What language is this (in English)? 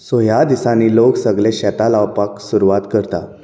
Konkani